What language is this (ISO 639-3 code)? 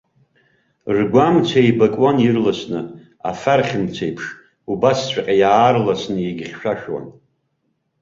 abk